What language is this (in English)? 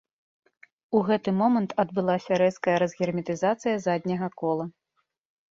Belarusian